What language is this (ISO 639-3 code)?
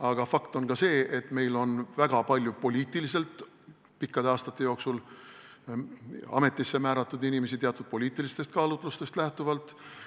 est